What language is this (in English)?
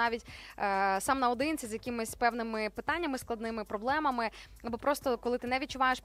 Ukrainian